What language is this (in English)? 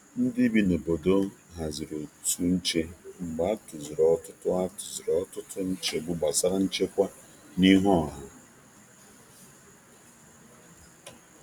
Igbo